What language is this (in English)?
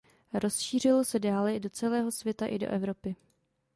Czech